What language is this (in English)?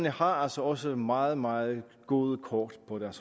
Danish